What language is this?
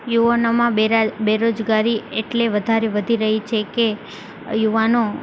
Gujarati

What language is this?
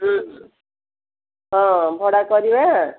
Odia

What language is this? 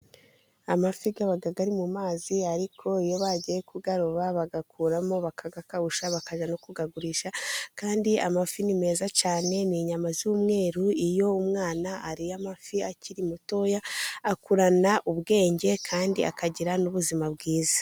Kinyarwanda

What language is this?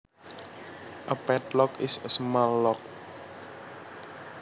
Javanese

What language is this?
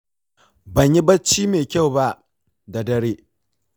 Hausa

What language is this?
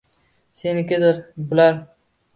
Uzbek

